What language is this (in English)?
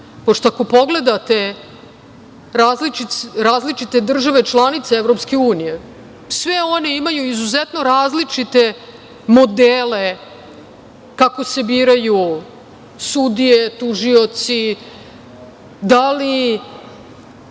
Serbian